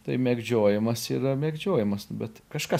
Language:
Lithuanian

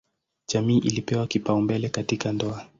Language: Swahili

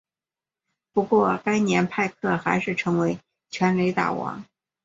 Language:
Chinese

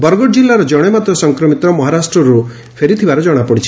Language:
Odia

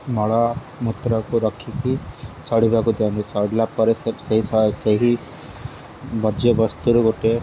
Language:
Odia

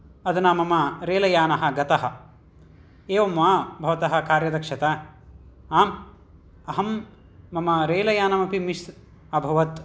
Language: Sanskrit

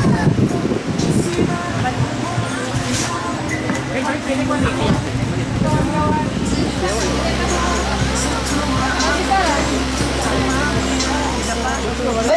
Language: Indonesian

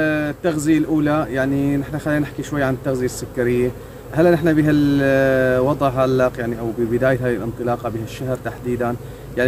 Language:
Arabic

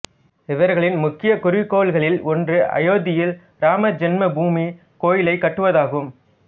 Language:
Tamil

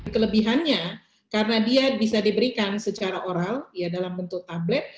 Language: Indonesian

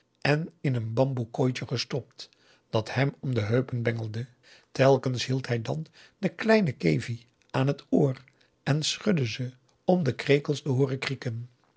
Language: Dutch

